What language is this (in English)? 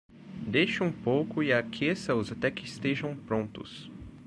Portuguese